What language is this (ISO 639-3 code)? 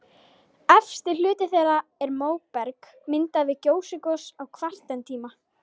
isl